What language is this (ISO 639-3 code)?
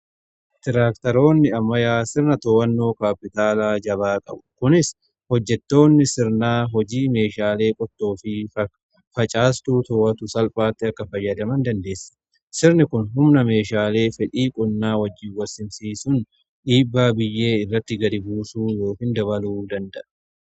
orm